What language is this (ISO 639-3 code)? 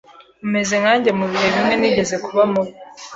kin